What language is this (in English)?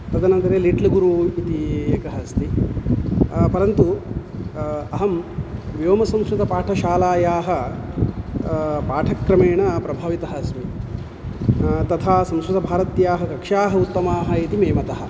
Sanskrit